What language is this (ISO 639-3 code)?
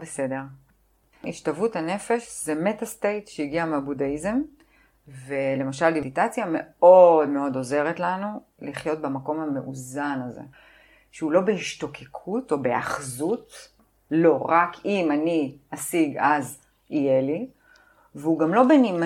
heb